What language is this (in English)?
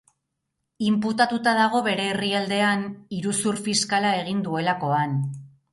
Basque